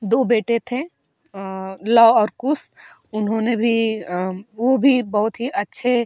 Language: Hindi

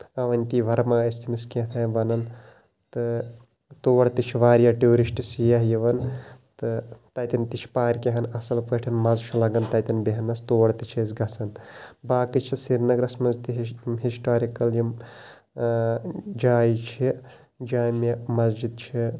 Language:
Kashmiri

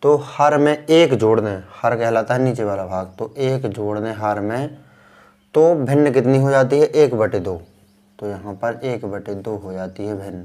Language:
Hindi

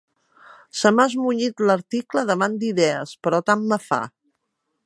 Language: Catalan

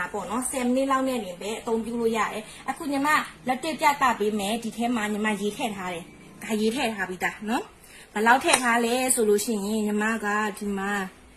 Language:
Thai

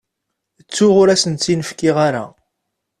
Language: Kabyle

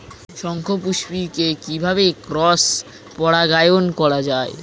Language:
Bangla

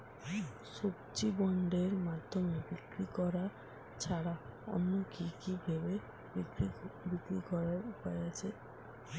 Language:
Bangla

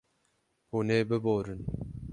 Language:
Kurdish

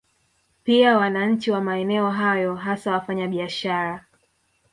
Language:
Swahili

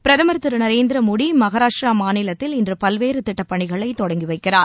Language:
Tamil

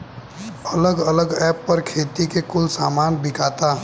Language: Bhojpuri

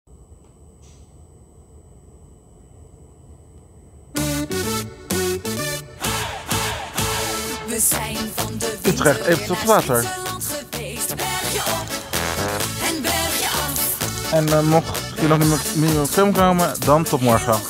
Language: Dutch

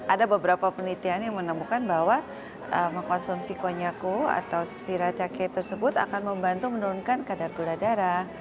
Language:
Indonesian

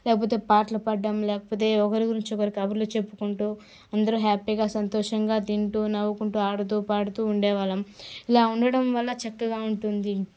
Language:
Telugu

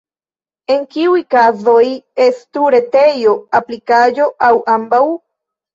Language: Esperanto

